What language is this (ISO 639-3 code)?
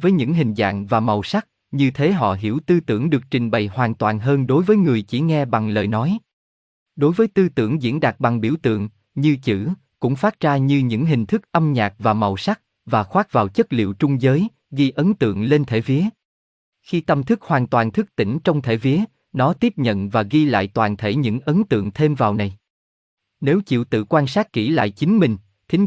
vie